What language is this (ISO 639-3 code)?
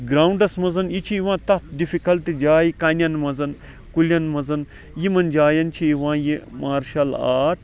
kas